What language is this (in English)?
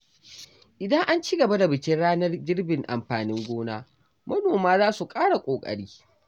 Hausa